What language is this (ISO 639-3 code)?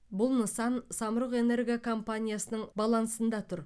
kaz